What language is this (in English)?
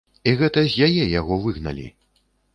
Belarusian